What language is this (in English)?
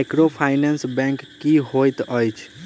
Maithili